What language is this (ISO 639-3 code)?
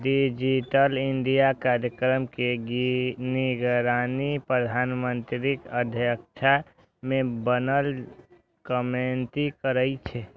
mai